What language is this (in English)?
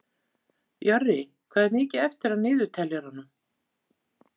Icelandic